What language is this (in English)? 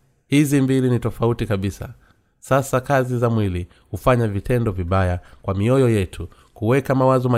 Swahili